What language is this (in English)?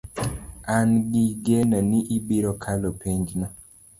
Luo (Kenya and Tanzania)